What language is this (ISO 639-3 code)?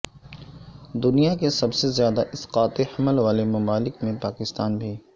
urd